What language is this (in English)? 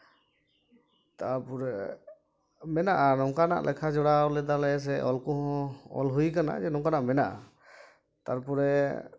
Santali